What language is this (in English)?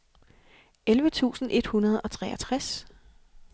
Danish